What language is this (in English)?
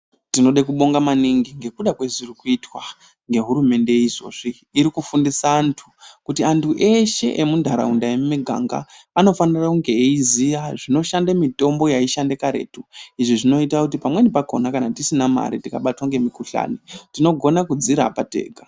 Ndau